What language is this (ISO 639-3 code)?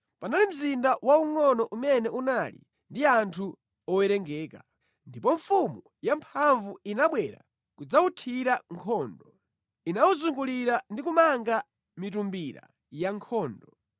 nya